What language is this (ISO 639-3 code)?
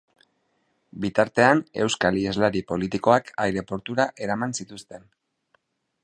eus